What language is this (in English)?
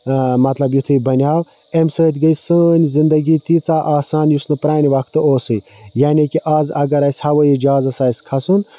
Kashmiri